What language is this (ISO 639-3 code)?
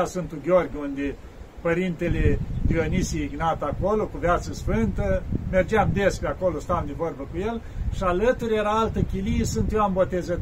ron